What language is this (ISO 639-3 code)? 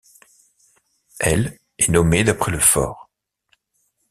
fra